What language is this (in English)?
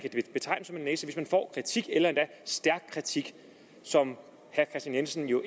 Danish